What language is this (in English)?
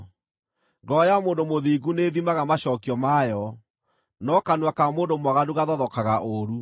Kikuyu